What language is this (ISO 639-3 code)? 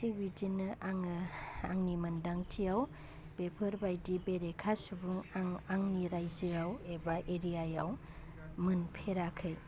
brx